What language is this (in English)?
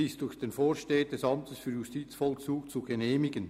Swiss German